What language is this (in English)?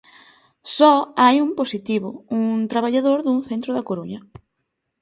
Galician